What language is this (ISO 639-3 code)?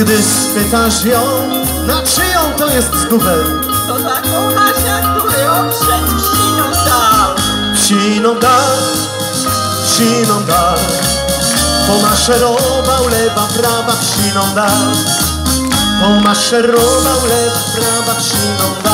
pol